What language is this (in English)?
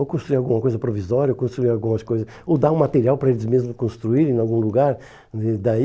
Portuguese